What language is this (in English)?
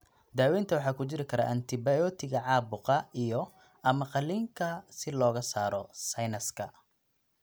Somali